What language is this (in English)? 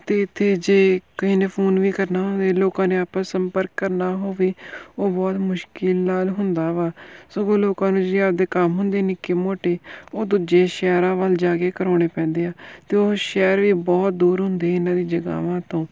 Punjabi